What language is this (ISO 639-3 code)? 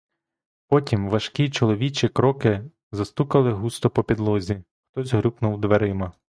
ukr